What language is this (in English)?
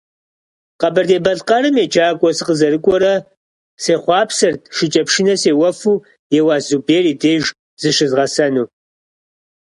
Kabardian